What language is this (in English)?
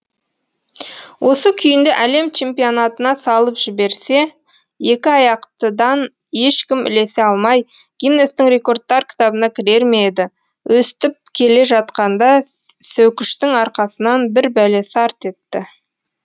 Kazakh